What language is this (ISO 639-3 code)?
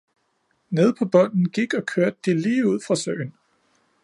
dan